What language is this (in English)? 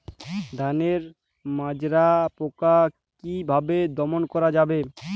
Bangla